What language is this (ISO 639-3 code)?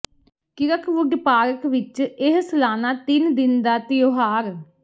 pan